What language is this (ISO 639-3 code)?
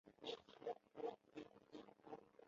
zho